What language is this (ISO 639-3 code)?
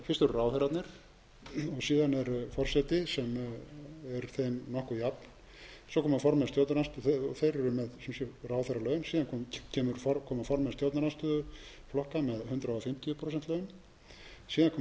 isl